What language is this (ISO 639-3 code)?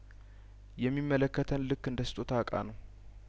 amh